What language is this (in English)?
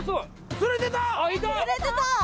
Japanese